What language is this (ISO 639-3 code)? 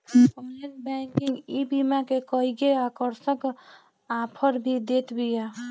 bho